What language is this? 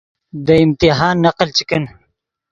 Yidgha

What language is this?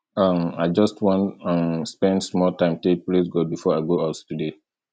Nigerian Pidgin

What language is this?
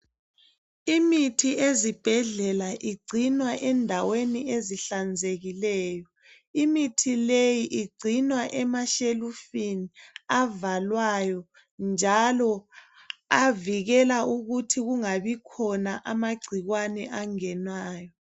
North Ndebele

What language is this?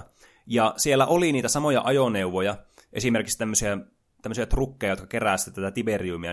Finnish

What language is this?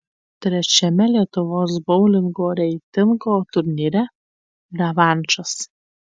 Lithuanian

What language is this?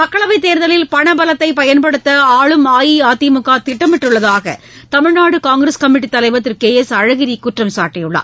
Tamil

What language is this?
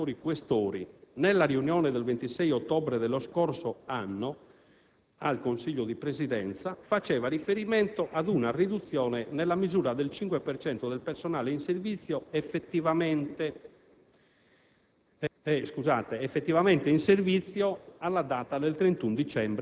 Italian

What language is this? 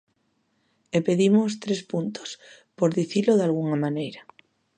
Galician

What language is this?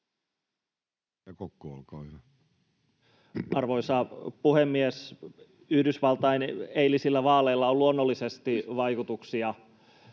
Finnish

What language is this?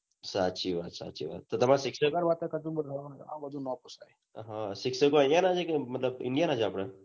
Gujarati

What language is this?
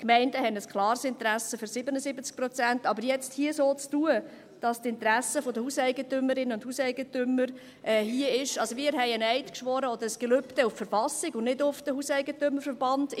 Swiss German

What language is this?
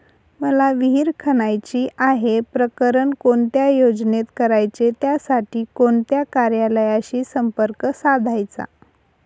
Marathi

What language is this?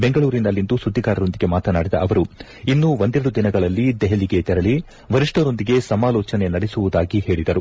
Kannada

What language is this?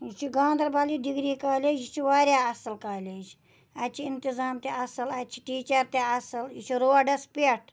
Kashmiri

